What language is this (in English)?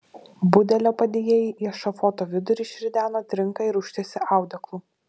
Lithuanian